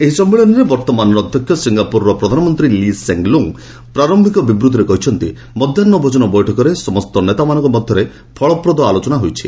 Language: Odia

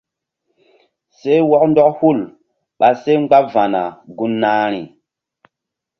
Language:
Mbum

